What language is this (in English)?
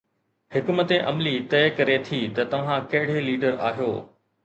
Sindhi